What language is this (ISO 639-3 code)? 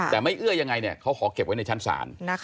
tha